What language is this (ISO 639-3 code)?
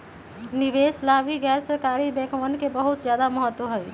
mag